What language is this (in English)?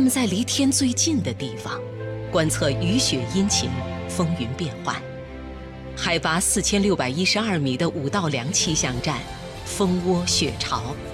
Chinese